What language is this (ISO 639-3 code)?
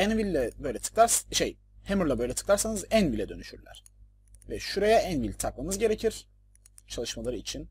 tur